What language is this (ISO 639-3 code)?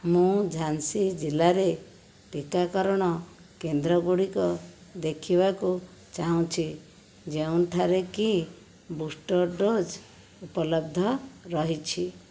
ori